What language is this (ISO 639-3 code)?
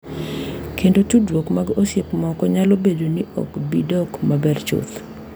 luo